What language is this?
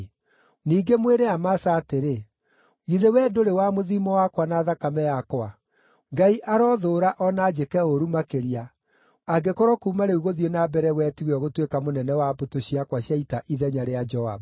Kikuyu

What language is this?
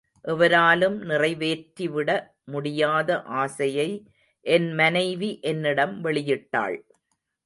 Tamil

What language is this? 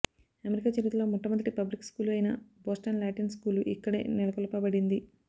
Telugu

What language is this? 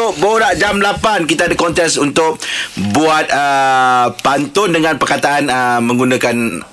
Malay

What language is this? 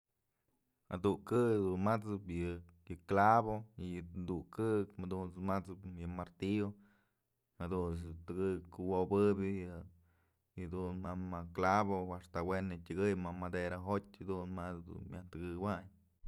Mazatlán Mixe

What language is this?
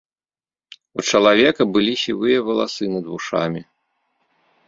Belarusian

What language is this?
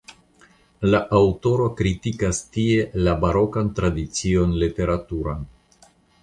Esperanto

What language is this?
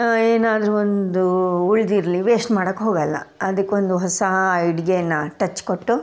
Kannada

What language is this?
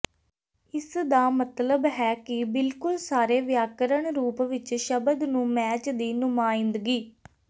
Punjabi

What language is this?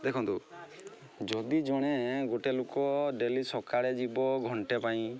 Odia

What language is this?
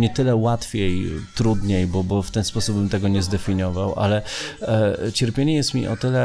Polish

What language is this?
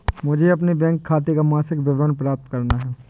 Hindi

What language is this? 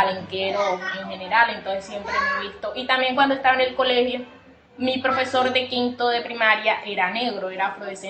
Spanish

